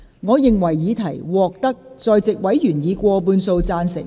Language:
Cantonese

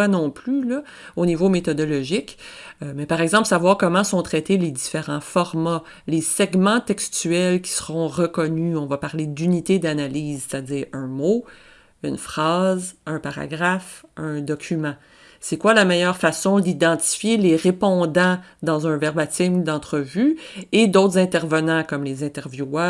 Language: French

